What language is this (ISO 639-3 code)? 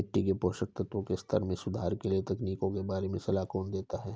hin